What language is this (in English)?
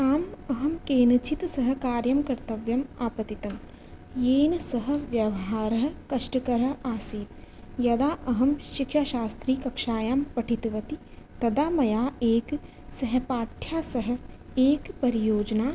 Sanskrit